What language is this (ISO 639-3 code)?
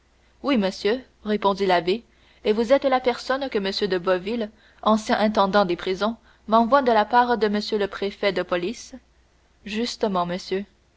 fra